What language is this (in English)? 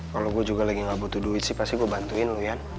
Indonesian